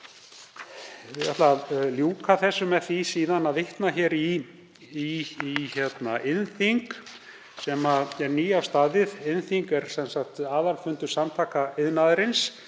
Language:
Icelandic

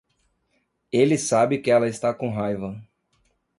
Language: Portuguese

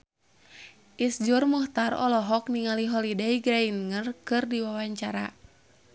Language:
Sundanese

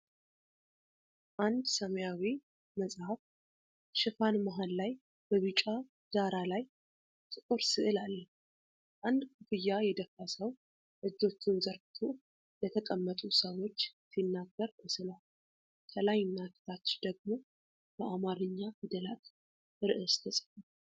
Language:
Amharic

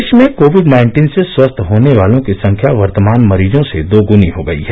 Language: Hindi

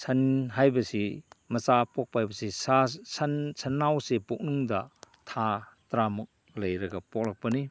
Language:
Manipuri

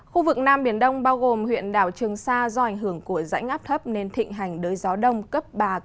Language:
Vietnamese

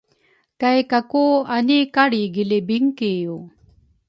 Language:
Rukai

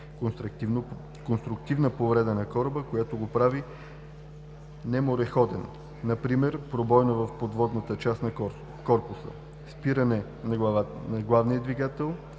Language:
Bulgarian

